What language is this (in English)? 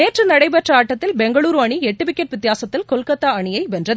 Tamil